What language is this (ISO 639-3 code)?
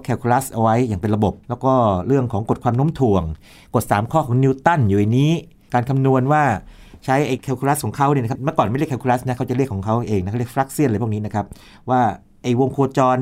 tha